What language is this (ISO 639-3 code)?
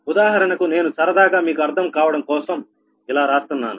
tel